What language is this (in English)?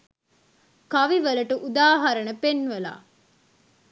Sinhala